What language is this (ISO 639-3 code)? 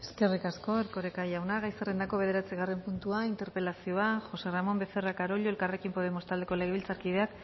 eus